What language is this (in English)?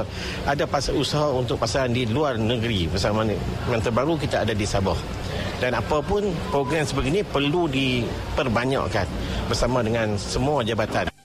Malay